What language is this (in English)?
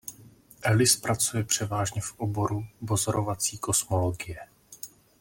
Czech